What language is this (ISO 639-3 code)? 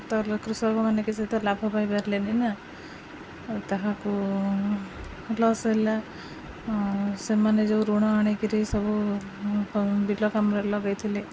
ori